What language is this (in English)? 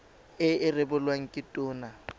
Tswana